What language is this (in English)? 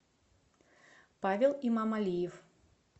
Russian